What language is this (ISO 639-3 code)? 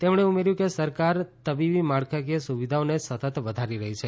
guj